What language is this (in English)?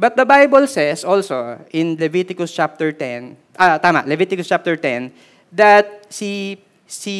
Filipino